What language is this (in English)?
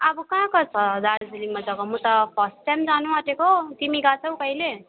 Nepali